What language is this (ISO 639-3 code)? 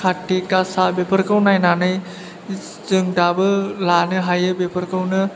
brx